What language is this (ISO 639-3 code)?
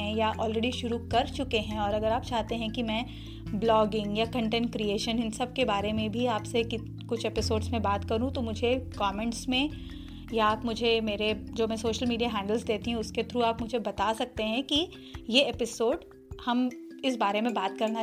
hin